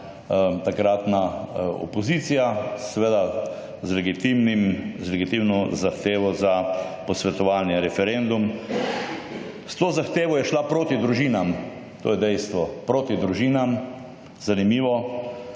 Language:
Slovenian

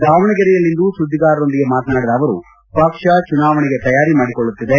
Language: Kannada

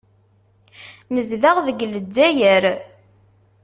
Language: Kabyle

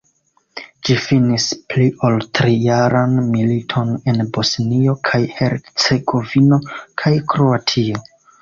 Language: Esperanto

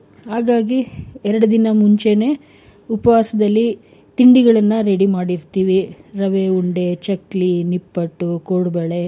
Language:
Kannada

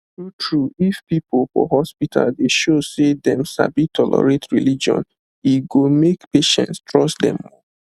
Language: Nigerian Pidgin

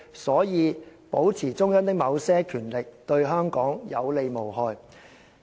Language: Cantonese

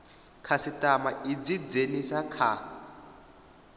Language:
Venda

